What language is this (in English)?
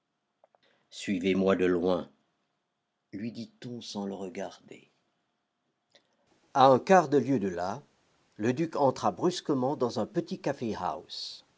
French